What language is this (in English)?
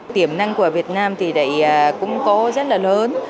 Vietnamese